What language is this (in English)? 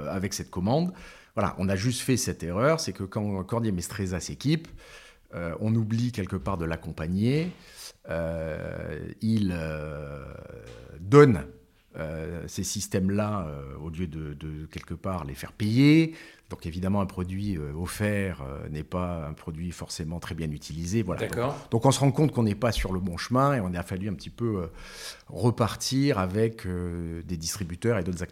French